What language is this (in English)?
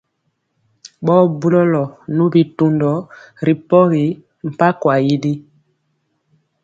Mpiemo